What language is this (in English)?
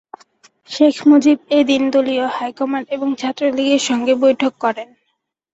Bangla